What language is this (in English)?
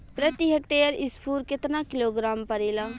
Bhojpuri